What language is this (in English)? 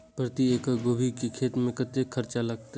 Maithili